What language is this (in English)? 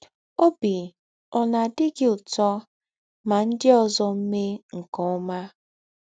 Igbo